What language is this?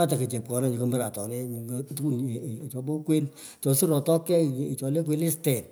Pökoot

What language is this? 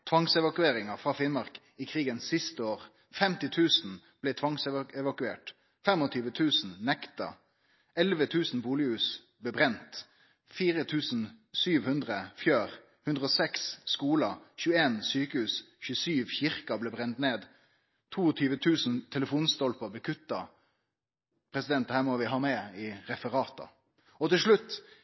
Norwegian Nynorsk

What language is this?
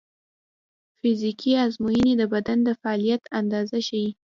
Pashto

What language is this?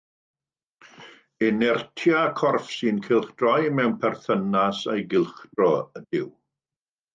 Welsh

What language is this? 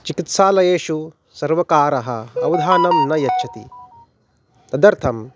Sanskrit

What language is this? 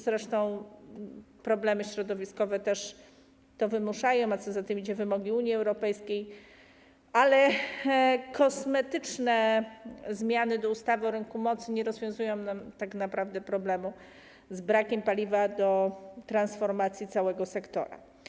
Polish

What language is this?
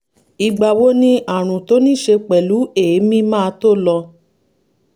Yoruba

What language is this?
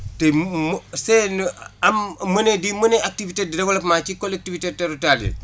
Wolof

